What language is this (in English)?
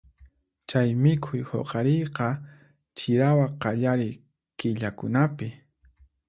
Puno Quechua